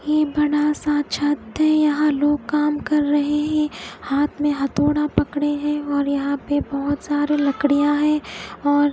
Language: Hindi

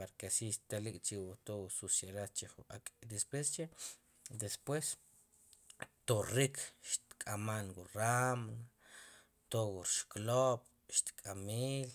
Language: Sipacapense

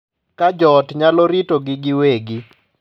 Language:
Luo (Kenya and Tanzania)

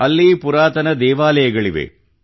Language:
Kannada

